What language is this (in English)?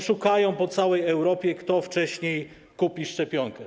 Polish